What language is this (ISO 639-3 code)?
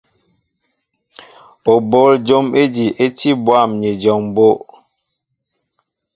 mbo